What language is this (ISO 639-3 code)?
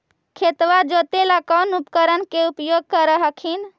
mag